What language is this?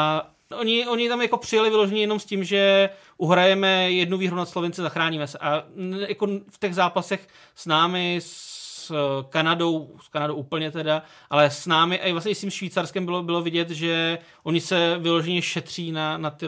Czech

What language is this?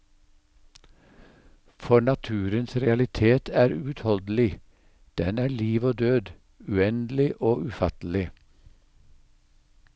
Norwegian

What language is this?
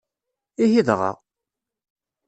Kabyle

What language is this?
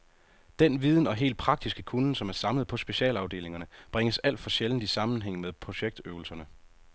Danish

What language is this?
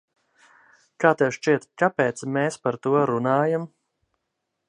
Latvian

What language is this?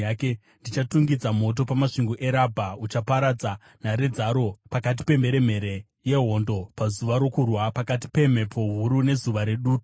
Shona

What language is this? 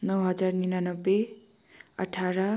Nepali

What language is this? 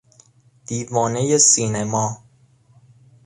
Persian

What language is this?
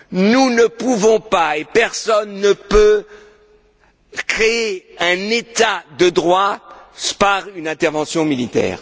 French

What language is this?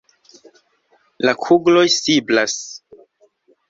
Esperanto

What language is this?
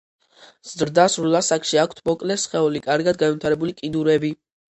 Georgian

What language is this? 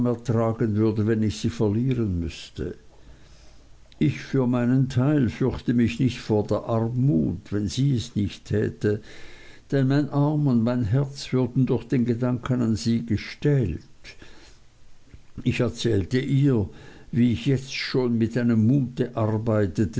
German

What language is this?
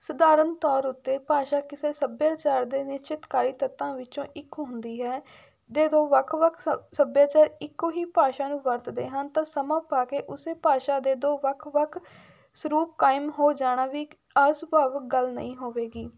Punjabi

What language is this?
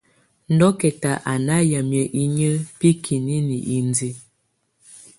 Tunen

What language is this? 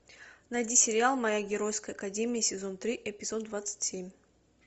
Russian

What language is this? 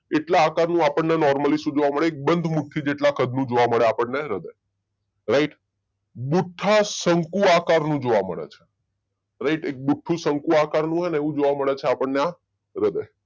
Gujarati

